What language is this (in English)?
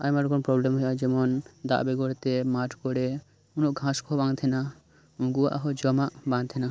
Santali